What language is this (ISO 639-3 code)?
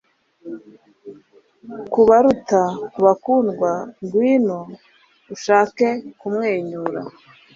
kin